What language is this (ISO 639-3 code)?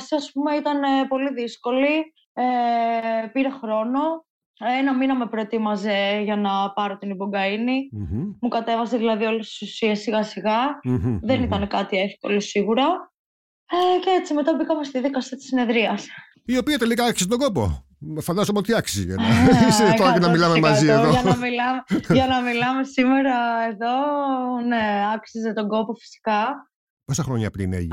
ell